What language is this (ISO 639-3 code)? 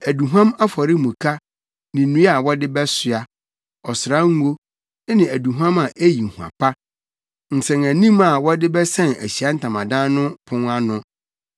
aka